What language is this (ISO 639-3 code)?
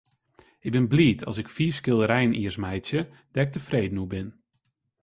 fry